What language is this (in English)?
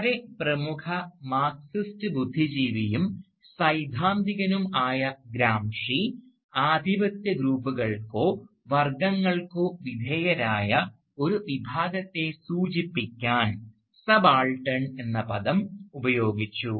Malayalam